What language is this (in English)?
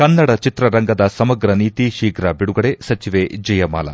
Kannada